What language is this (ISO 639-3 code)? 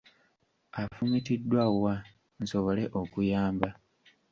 lug